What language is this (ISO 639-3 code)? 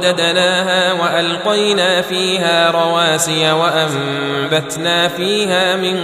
ara